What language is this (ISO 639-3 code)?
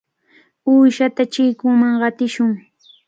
qvl